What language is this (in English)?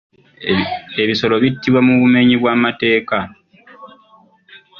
Ganda